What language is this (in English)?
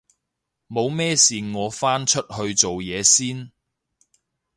Cantonese